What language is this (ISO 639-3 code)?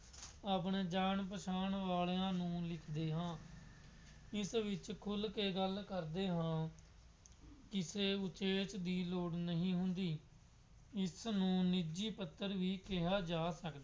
pan